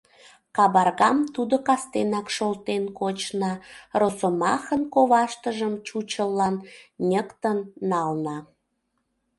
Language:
Mari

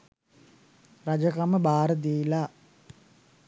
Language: Sinhala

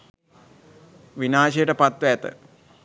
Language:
Sinhala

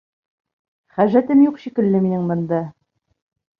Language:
Bashkir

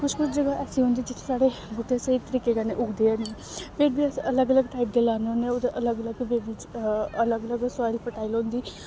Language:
Dogri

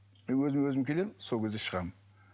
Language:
Kazakh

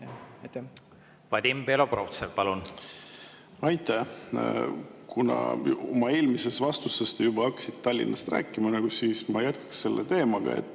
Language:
Estonian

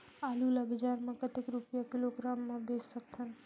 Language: Chhattisgarhi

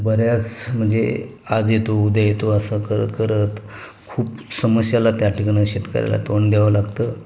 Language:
Marathi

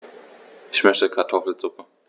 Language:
German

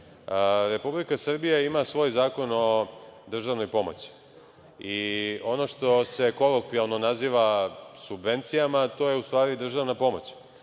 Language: Serbian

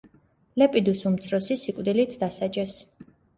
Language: Georgian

